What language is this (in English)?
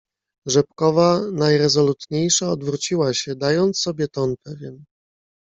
Polish